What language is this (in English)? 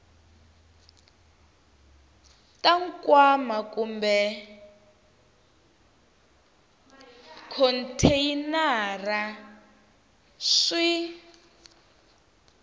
Tsonga